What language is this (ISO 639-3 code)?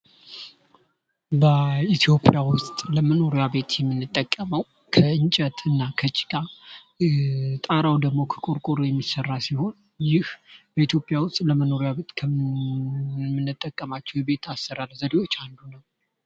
amh